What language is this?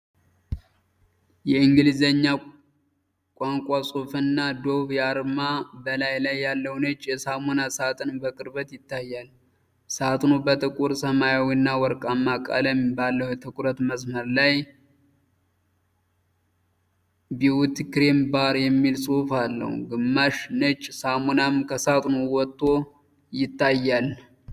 Amharic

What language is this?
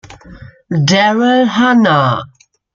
German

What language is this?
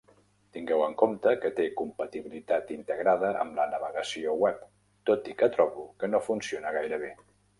Catalan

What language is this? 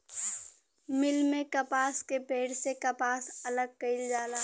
Bhojpuri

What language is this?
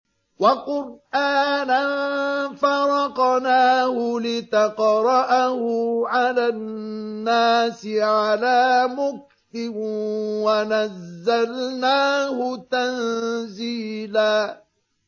Arabic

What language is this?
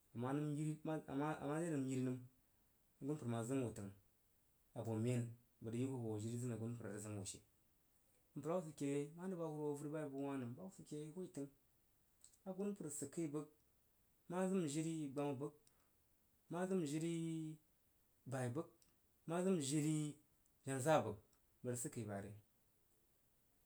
Jiba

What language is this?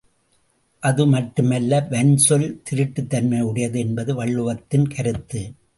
Tamil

